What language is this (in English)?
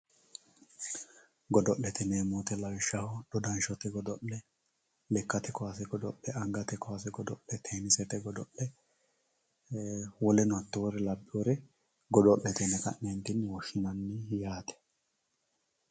Sidamo